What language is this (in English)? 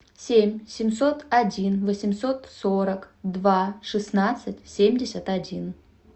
Russian